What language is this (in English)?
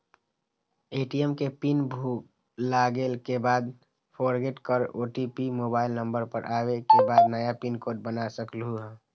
Magahi